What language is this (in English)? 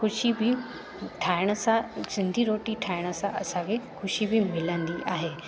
Sindhi